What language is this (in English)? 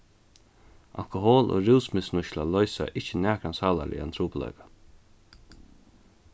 Faroese